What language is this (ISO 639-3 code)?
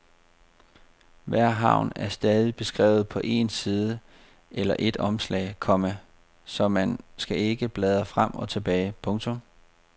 dan